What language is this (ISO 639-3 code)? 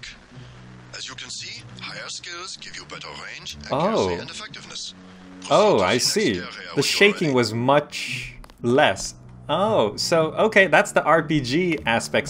eng